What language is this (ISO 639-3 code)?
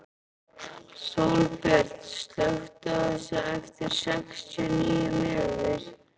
isl